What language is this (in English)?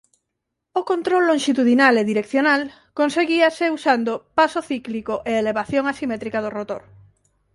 Galician